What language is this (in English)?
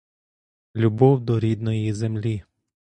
Ukrainian